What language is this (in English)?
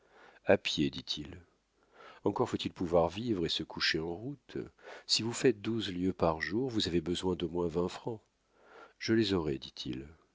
French